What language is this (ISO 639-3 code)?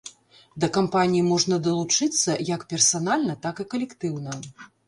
bel